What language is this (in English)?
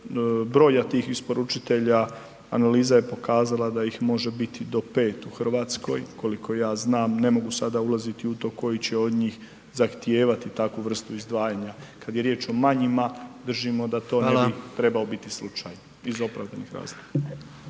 Croatian